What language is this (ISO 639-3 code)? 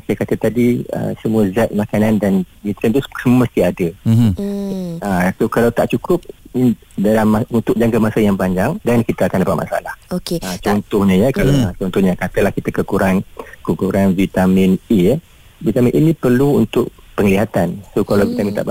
msa